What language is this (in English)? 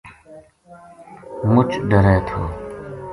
Gujari